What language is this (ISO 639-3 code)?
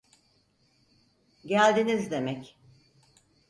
tur